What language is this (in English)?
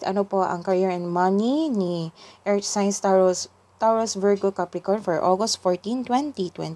Filipino